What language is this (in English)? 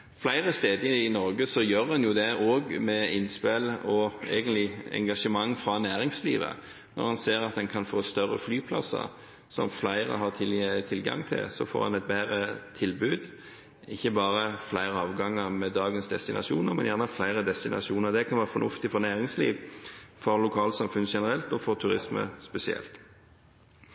Norwegian Bokmål